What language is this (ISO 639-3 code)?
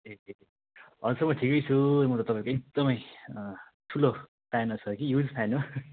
nep